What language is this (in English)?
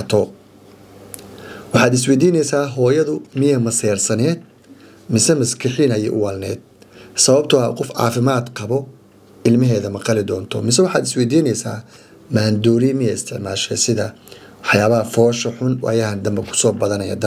Arabic